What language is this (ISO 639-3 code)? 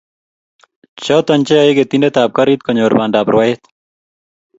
kln